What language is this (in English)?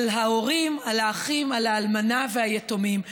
Hebrew